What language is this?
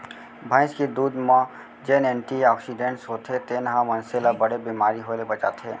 Chhattisgarhi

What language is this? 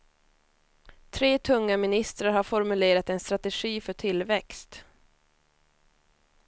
Swedish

